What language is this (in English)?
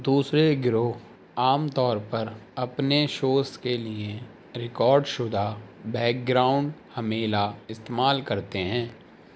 Urdu